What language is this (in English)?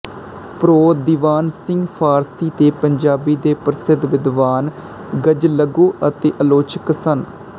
Punjabi